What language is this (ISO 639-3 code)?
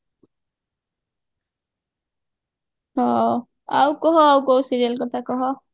ori